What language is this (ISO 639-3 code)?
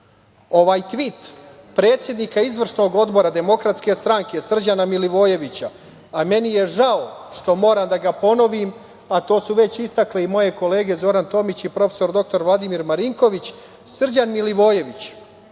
srp